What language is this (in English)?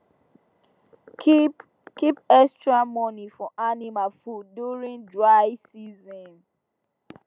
Nigerian Pidgin